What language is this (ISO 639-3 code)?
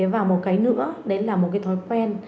vie